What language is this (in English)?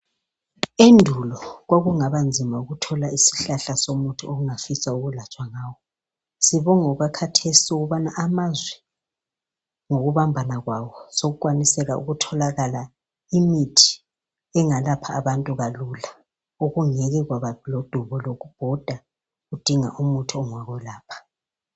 North Ndebele